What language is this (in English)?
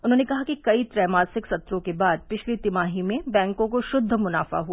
Hindi